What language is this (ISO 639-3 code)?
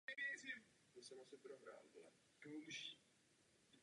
ces